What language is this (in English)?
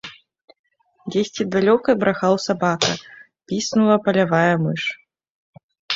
Belarusian